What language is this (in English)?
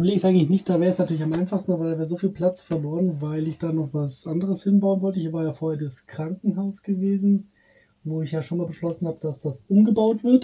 German